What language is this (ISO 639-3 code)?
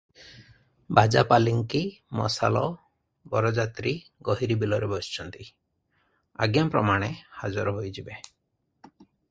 ori